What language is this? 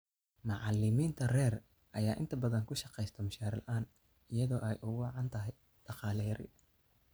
Somali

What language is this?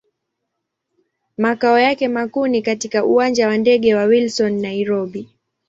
Swahili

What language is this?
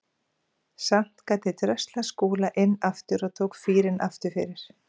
Icelandic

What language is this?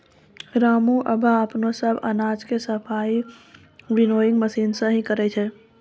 Maithili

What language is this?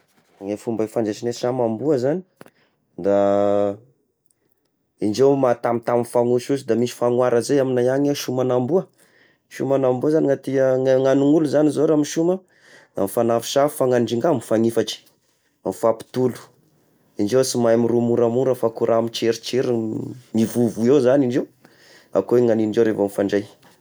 Tesaka Malagasy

